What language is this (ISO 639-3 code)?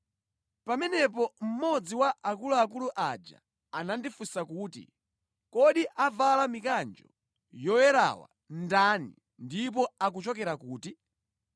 nya